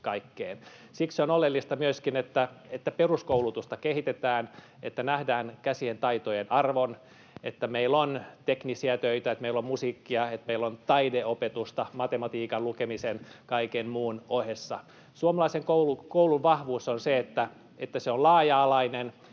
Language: Finnish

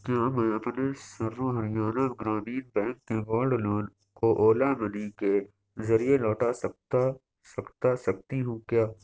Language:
Urdu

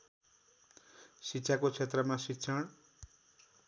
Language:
Nepali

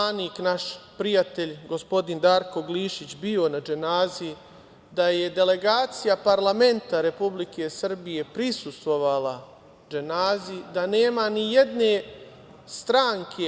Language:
Serbian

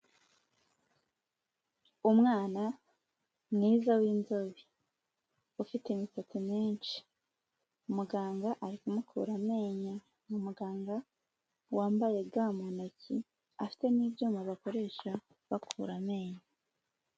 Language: Kinyarwanda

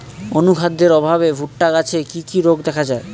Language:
Bangla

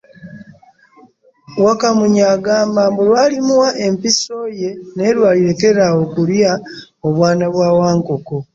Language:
Ganda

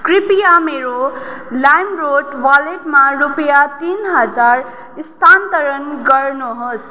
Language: Nepali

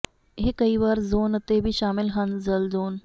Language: Punjabi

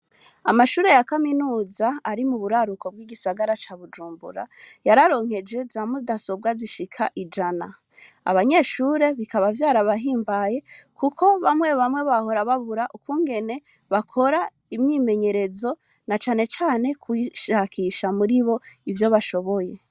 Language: Rundi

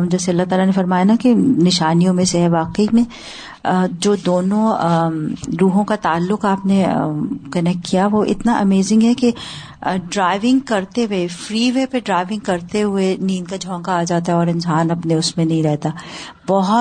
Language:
Urdu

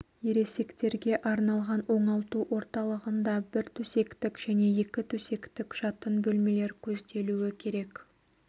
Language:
Kazakh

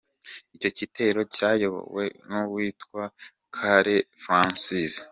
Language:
Kinyarwanda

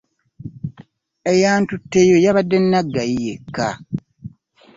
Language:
Ganda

